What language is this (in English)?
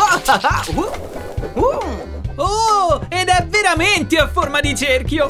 Italian